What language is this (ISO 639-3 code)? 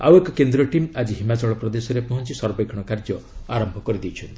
ori